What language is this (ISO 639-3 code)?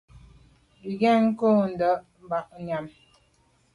byv